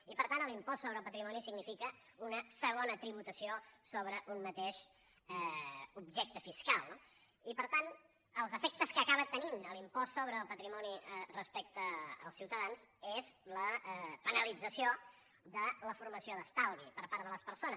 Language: Catalan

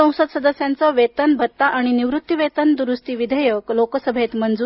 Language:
Marathi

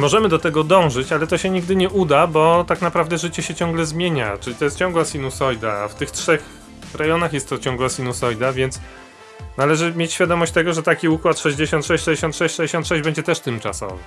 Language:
Polish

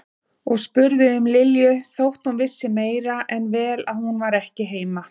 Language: Icelandic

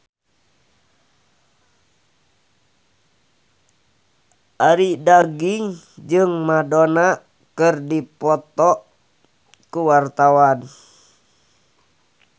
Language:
Sundanese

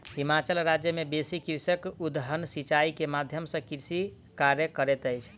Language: Maithili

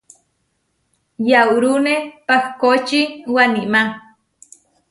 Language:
Huarijio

